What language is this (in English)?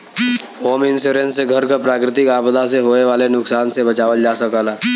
Bhojpuri